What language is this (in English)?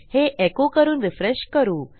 Marathi